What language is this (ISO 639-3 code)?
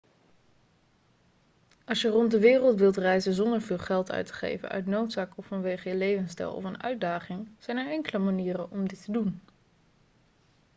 nld